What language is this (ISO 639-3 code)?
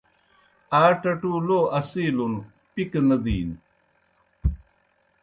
plk